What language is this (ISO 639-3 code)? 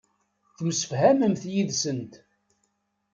kab